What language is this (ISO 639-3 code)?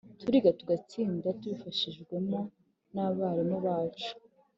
kin